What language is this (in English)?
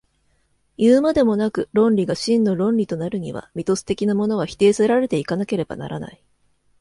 Japanese